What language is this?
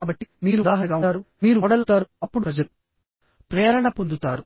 Telugu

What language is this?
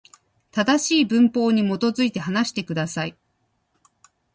Japanese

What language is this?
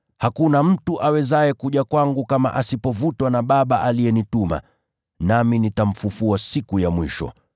Swahili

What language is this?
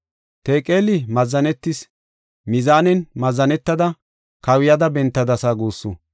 Gofa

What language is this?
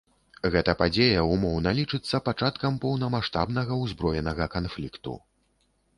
Belarusian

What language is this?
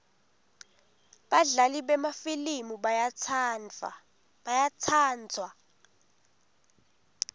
Swati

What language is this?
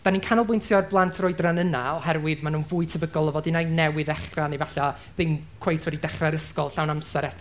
Welsh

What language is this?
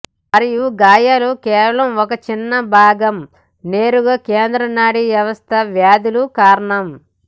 Telugu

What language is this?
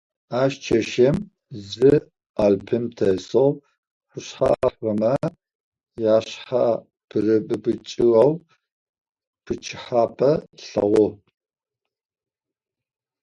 Adyghe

